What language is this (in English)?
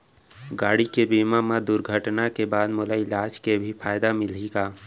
Chhattisgarhi